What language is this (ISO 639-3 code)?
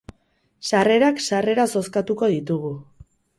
eus